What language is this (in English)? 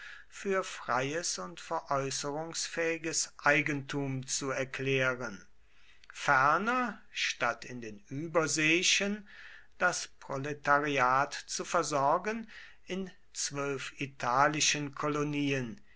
German